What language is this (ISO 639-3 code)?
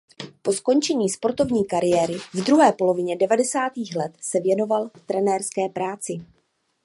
ces